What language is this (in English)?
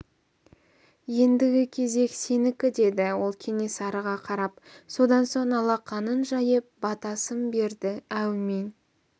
Kazakh